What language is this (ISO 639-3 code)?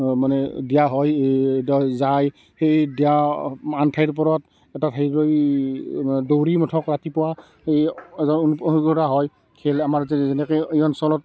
asm